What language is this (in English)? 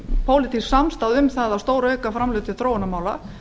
Icelandic